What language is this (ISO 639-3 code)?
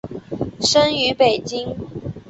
zho